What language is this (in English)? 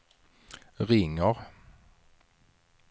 Swedish